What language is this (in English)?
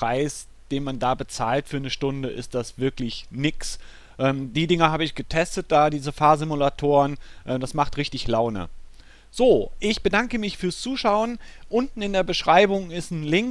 German